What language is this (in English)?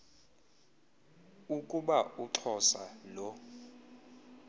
Xhosa